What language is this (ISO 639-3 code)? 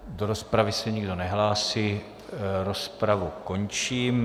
ces